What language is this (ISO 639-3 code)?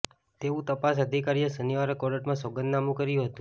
guj